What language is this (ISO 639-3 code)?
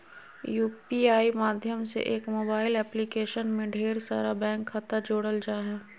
mag